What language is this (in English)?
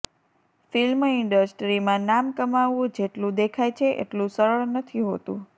Gujarati